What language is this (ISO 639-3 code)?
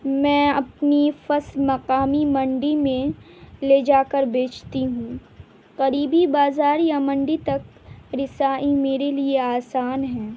urd